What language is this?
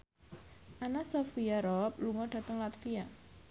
Javanese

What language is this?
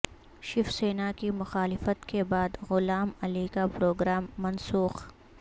Urdu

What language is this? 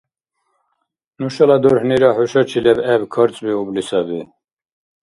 Dargwa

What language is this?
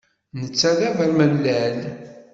Kabyle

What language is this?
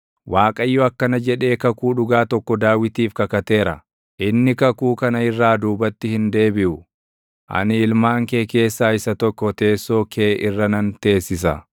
Oromo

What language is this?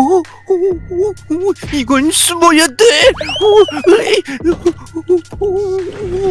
Korean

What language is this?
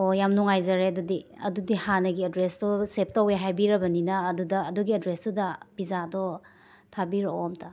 Manipuri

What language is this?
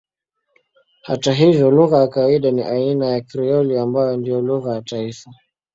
Swahili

